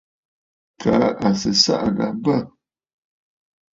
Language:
Bafut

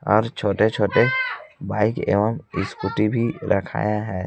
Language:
Hindi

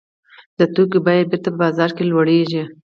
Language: Pashto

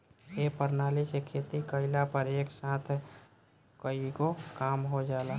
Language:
Bhojpuri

